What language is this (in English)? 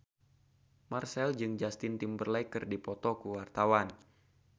Sundanese